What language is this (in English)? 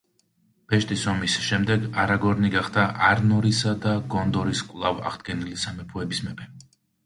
Georgian